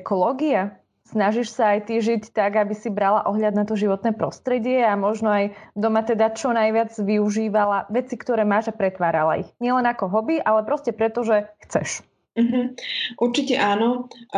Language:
Slovak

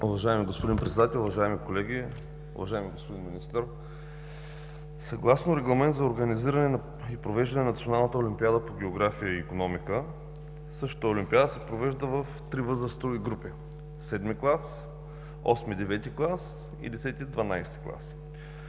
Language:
Bulgarian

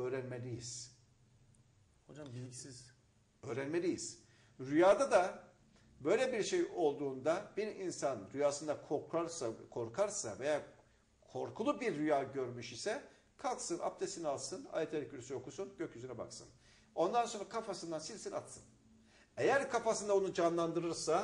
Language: Turkish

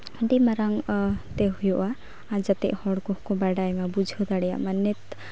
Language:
Santali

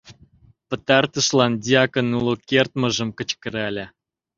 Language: Mari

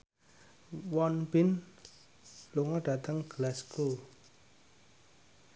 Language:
Javanese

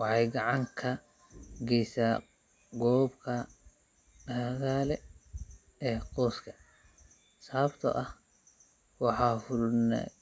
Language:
Somali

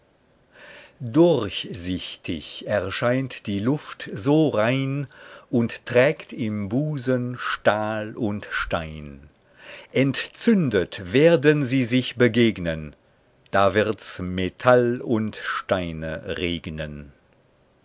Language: German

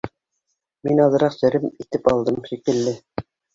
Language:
Bashkir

